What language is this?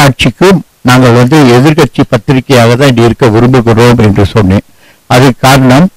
Tamil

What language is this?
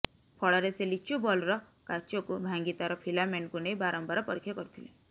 Odia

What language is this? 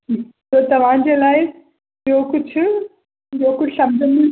Sindhi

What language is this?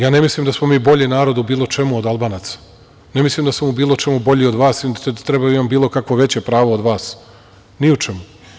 Serbian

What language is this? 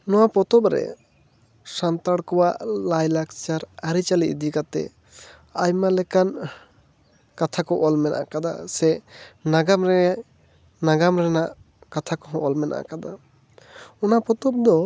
Santali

